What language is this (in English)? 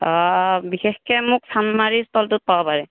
Assamese